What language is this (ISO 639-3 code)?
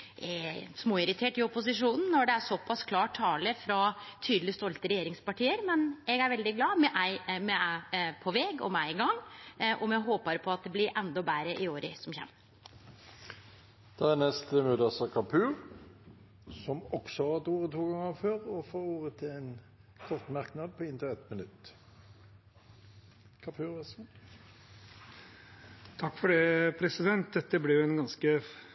nor